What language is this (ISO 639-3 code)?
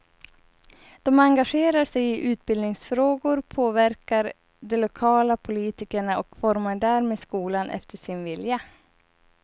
swe